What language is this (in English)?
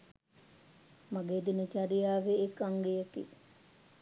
Sinhala